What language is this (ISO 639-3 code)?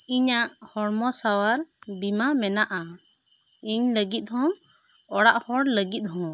sat